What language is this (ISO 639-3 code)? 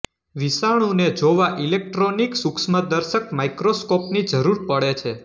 guj